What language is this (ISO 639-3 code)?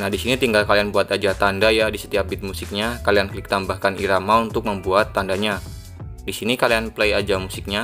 ind